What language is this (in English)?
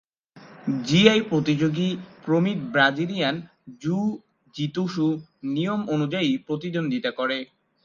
Bangla